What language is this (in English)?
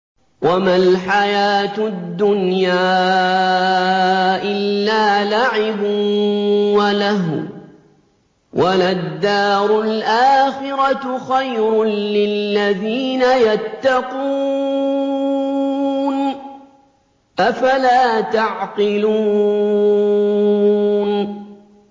Arabic